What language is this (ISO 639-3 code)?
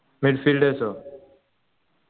mal